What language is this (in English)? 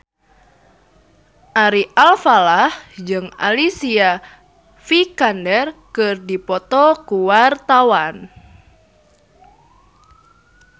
Sundanese